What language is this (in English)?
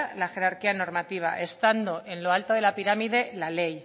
Spanish